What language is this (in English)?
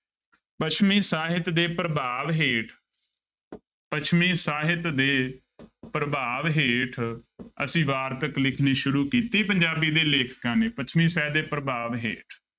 Punjabi